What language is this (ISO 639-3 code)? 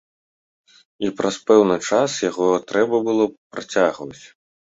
bel